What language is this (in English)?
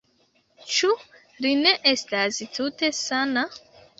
Esperanto